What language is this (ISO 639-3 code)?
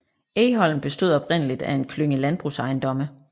dan